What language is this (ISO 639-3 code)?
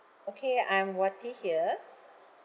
eng